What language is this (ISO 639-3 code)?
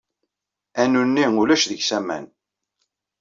kab